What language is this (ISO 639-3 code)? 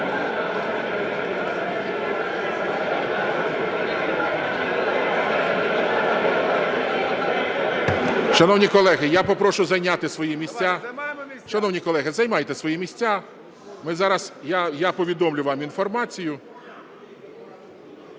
ukr